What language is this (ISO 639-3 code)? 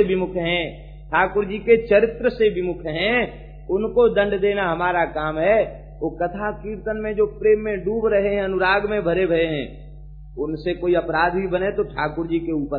hin